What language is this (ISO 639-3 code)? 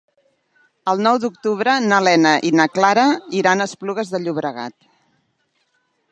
cat